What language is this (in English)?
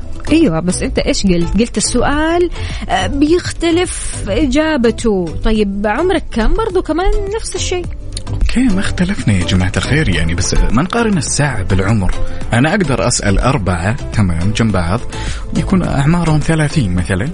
Arabic